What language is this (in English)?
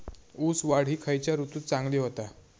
Marathi